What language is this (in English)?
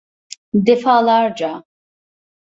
Turkish